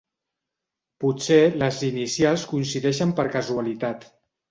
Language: Catalan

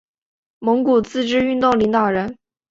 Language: Chinese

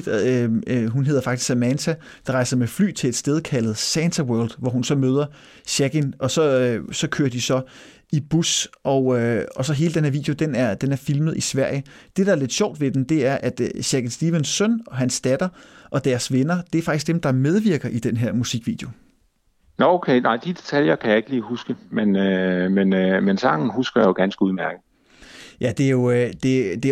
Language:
Danish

